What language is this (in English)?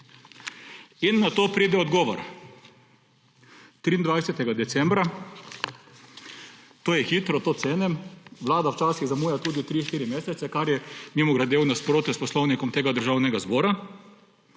Slovenian